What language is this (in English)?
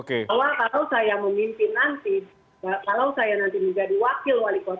Indonesian